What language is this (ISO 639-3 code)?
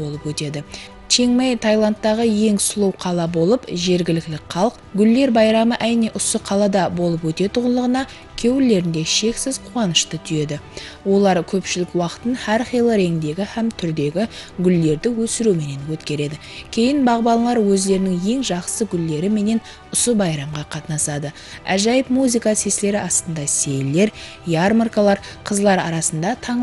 rus